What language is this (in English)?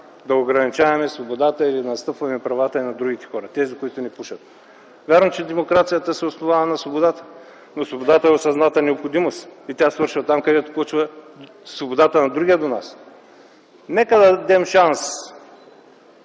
Bulgarian